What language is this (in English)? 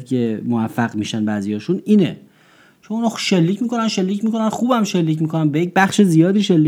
Persian